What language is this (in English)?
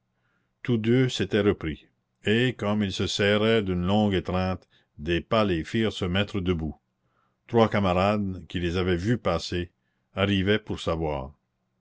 French